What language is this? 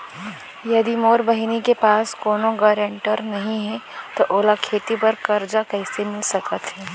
Chhattisgarhi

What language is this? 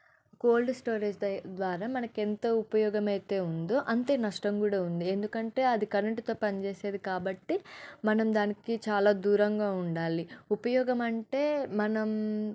Telugu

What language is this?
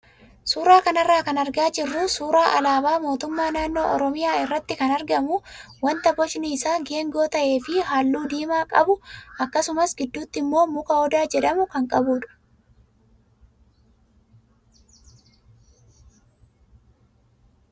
Oromo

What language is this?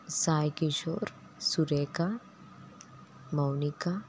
Telugu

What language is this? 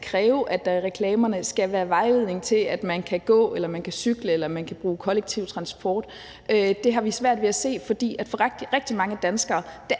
Danish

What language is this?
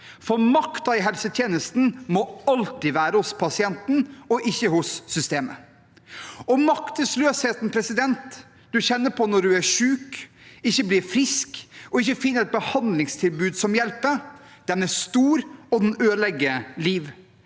Norwegian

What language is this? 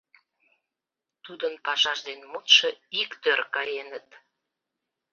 Mari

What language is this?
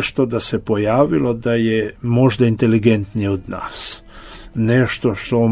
Croatian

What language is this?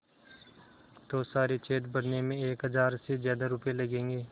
Hindi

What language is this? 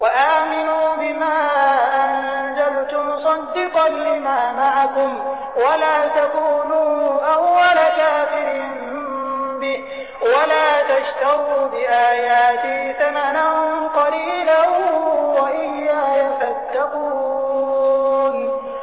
Arabic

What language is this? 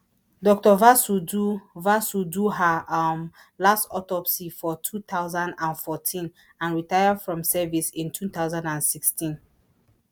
Nigerian Pidgin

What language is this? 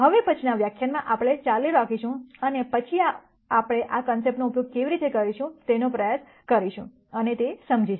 Gujarati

